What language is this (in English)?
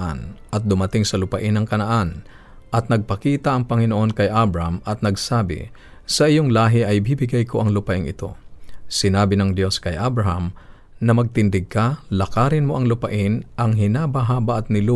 Filipino